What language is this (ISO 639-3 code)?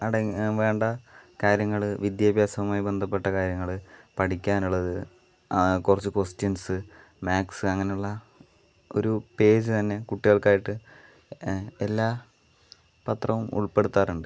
mal